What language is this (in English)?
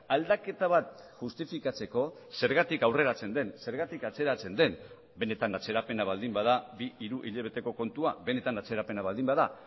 Basque